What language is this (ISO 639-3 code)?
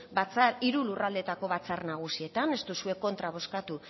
eus